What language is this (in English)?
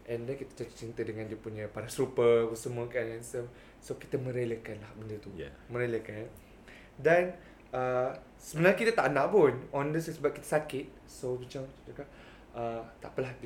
Malay